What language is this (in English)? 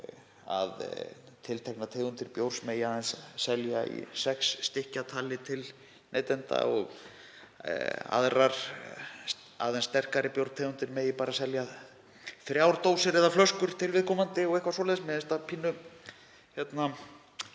Icelandic